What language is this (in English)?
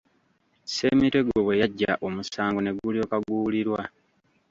Ganda